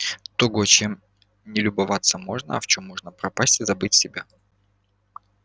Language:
Russian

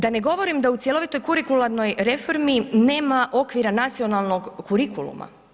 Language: Croatian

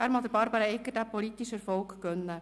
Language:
Swiss German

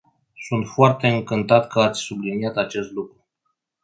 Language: Romanian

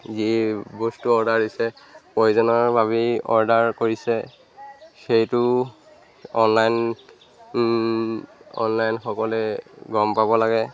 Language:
Assamese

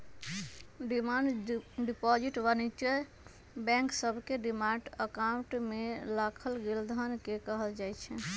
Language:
Magahi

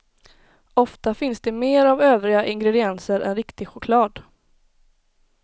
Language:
Swedish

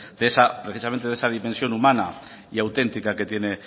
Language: Spanish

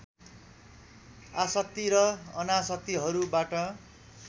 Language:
Nepali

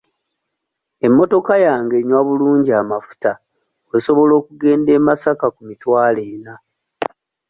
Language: Ganda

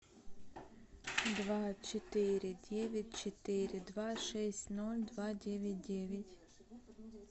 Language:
Russian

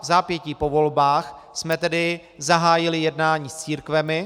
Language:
Czech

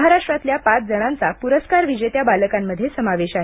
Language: Marathi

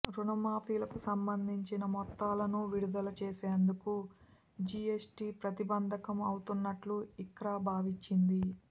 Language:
Telugu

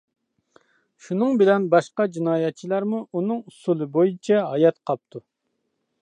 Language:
Uyghur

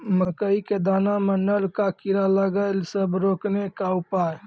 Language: Maithili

